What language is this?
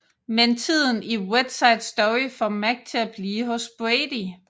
Danish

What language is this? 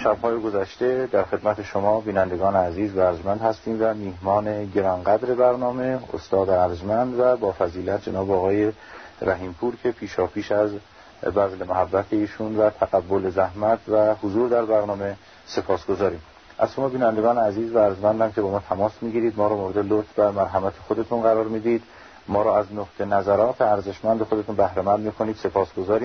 Persian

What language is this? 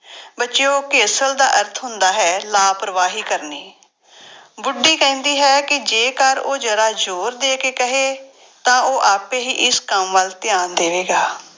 Punjabi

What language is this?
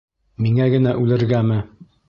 Bashkir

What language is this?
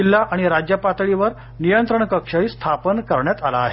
Marathi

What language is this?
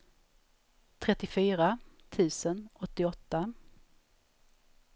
Swedish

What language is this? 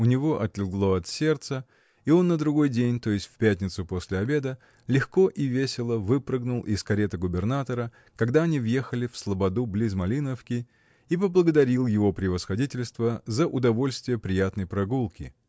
Russian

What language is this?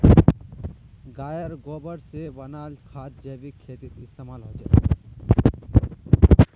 Magahi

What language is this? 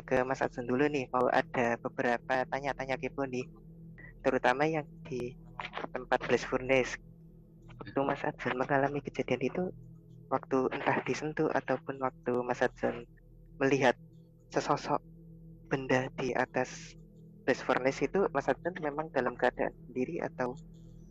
Indonesian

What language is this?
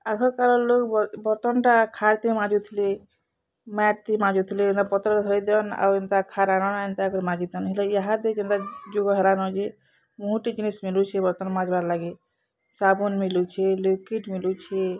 Odia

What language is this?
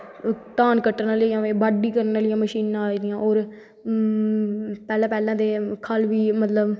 Dogri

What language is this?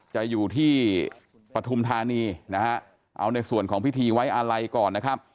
Thai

